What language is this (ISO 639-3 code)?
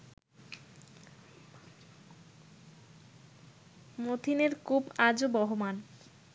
ben